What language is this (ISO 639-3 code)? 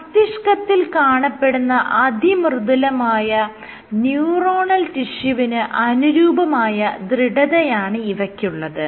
mal